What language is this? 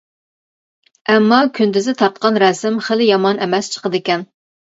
Uyghur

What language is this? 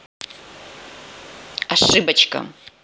Russian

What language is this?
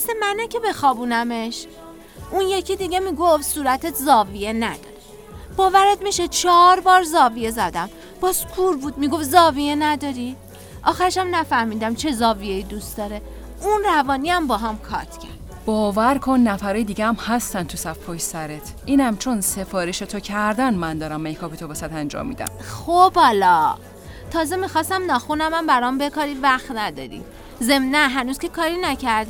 Persian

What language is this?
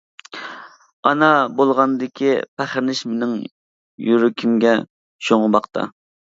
Uyghur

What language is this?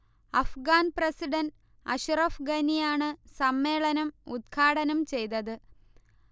Malayalam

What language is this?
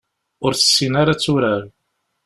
Kabyle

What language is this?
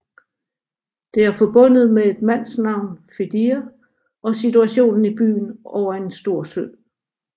Danish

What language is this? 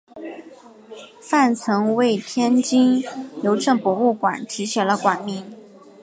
Chinese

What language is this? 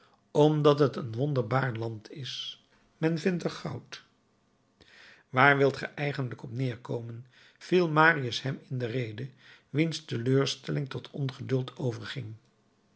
Dutch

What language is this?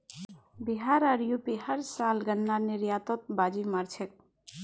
Magahi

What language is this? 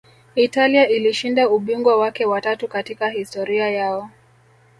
Swahili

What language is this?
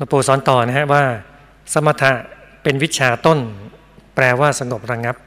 Thai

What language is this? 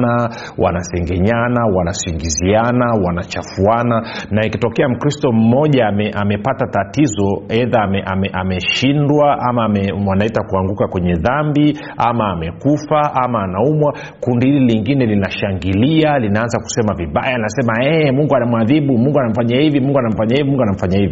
Swahili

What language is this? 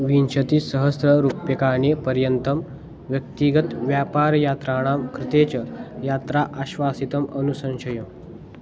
Sanskrit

